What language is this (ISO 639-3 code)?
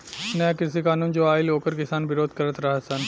bho